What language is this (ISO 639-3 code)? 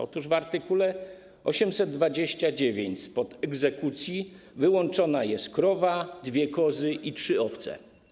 pol